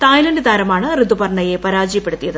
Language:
Malayalam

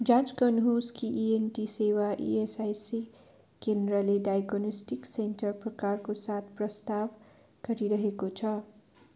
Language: Nepali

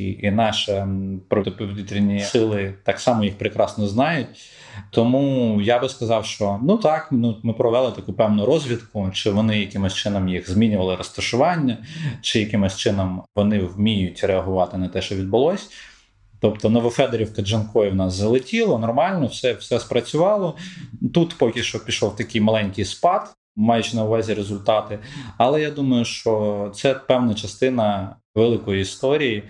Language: Ukrainian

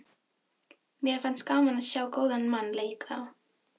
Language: Icelandic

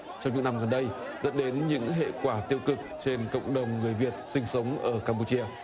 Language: Vietnamese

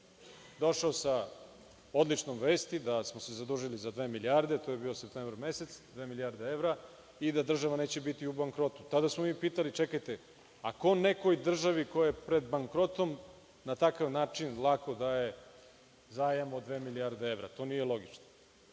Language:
Serbian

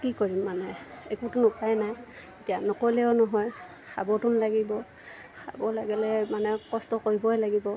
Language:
Assamese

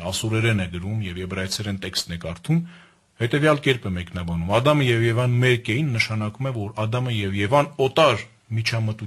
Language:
Hungarian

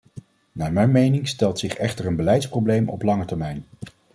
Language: Dutch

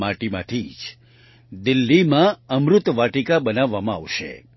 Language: Gujarati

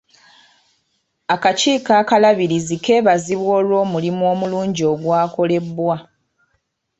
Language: Ganda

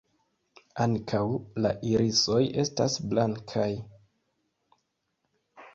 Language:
Esperanto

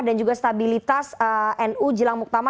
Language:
Indonesian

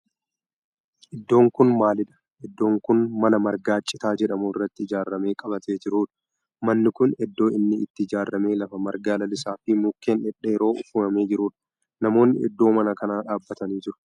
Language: Oromo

